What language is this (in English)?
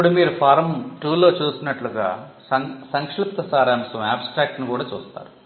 Telugu